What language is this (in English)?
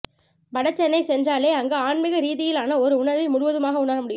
Tamil